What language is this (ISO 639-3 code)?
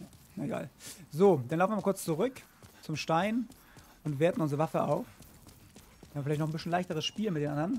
deu